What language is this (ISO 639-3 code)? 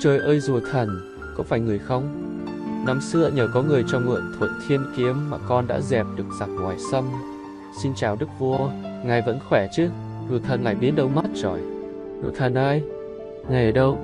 vie